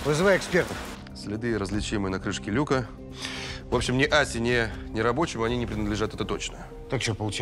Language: Russian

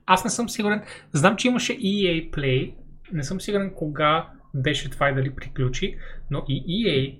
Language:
Bulgarian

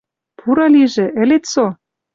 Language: Western Mari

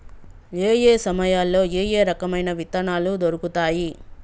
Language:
Telugu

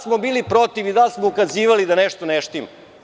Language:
Serbian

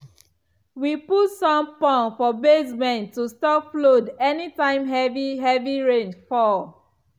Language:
Nigerian Pidgin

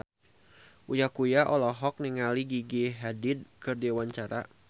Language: Sundanese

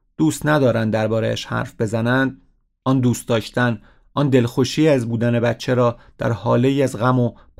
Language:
Persian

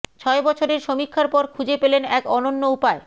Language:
Bangla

